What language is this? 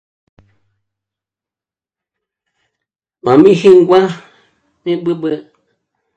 Michoacán Mazahua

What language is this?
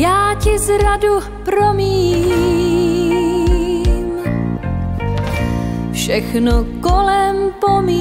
Romanian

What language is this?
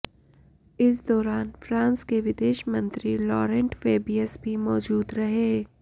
Hindi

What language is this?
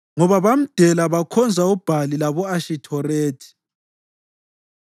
North Ndebele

